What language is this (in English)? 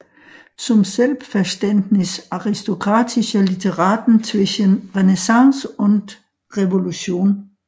Danish